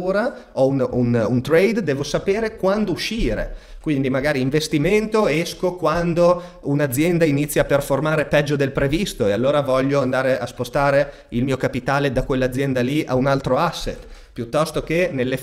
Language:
Italian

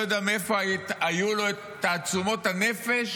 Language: Hebrew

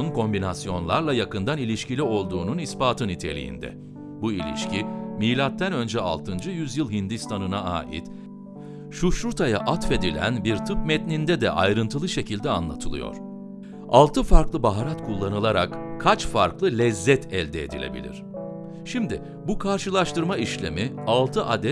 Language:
Turkish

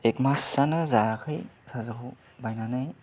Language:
Bodo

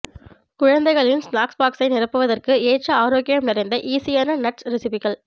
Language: Tamil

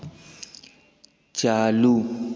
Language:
Hindi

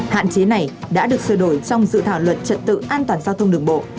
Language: Vietnamese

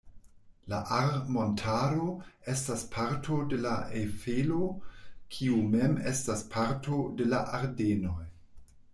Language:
Esperanto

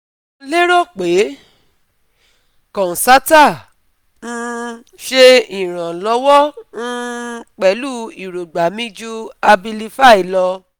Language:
Yoruba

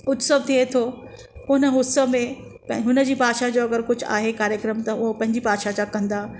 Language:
Sindhi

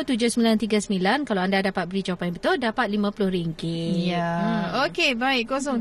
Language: Malay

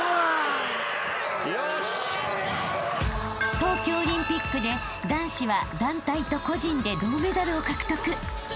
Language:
Japanese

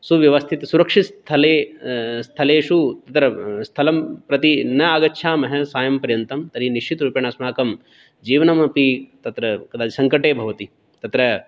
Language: Sanskrit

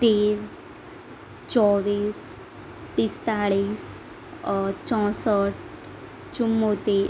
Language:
Gujarati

